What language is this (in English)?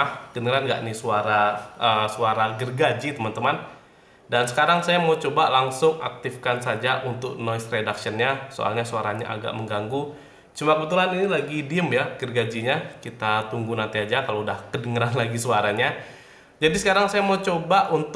Indonesian